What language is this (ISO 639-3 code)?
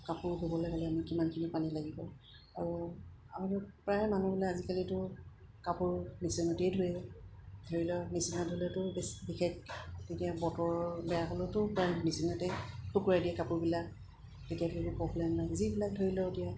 asm